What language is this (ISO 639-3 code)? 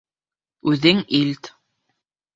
bak